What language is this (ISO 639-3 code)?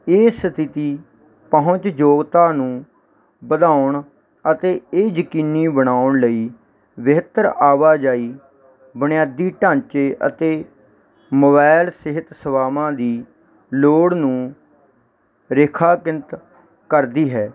pan